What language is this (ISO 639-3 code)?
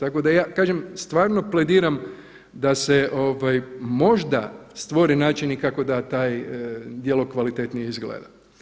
hrv